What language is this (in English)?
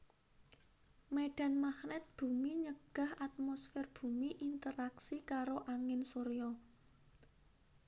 Javanese